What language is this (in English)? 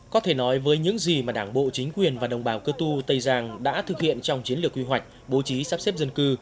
Vietnamese